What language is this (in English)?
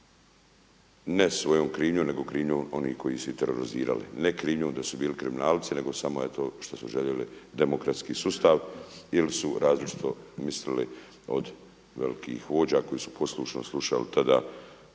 Croatian